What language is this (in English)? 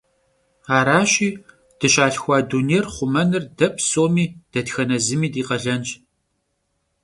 Kabardian